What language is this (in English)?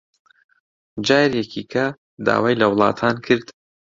Central Kurdish